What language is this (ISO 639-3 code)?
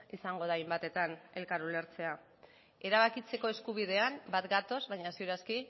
eus